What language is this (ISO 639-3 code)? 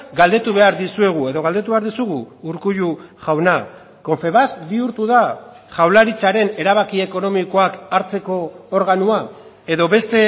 eus